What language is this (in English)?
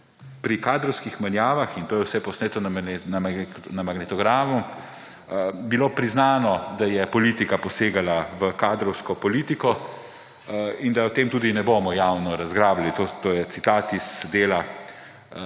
Slovenian